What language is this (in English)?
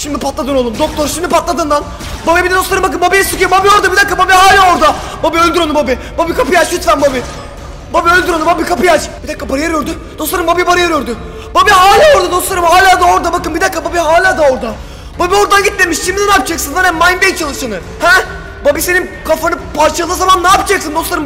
Turkish